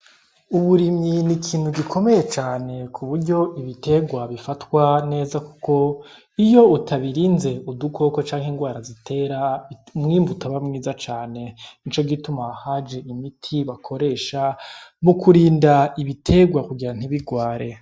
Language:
Rundi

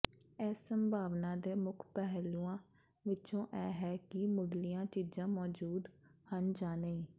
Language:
Punjabi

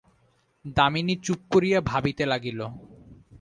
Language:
Bangla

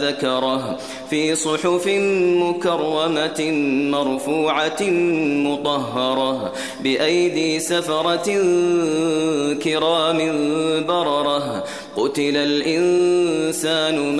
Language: Arabic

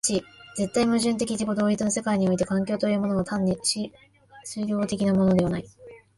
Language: Japanese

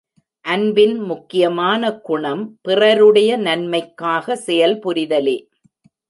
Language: Tamil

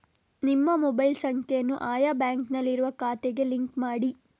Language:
Kannada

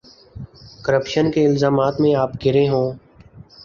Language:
Urdu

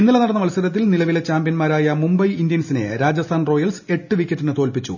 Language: Malayalam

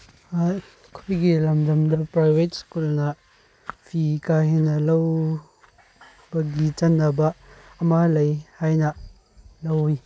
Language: Manipuri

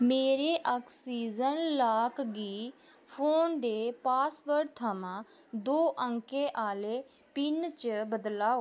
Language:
Dogri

